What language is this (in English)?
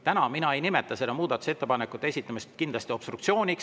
Estonian